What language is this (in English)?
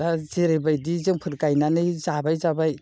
Bodo